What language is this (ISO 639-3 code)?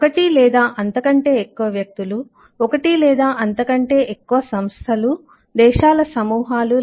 tel